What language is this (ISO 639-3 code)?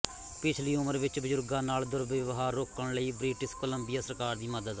pan